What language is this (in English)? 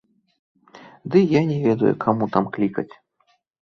Belarusian